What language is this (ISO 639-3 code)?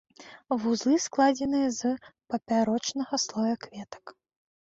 bel